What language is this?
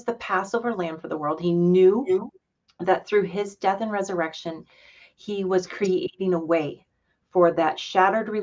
English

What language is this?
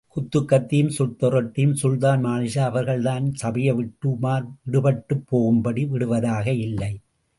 Tamil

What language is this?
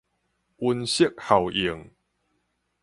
Min Nan Chinese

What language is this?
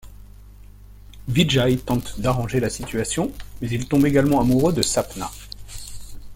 French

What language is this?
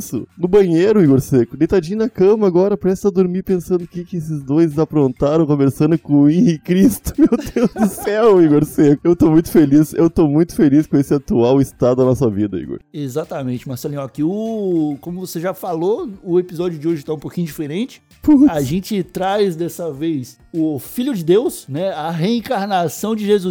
Portuguese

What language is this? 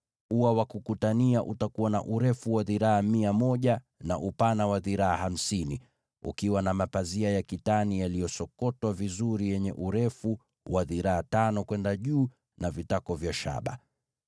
Swahili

